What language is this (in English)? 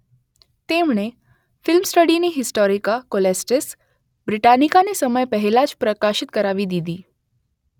Gujarati